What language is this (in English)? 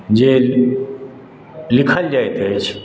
Maithili